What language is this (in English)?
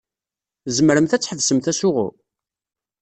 Kabyle